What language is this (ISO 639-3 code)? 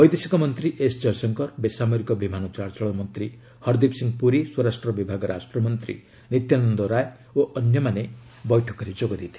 ori